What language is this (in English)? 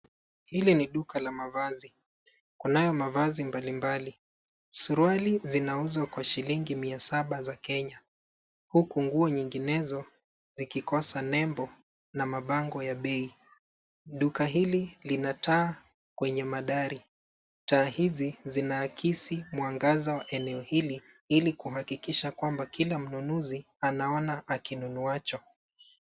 Swahili